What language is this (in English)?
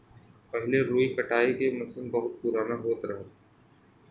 Bhojpuri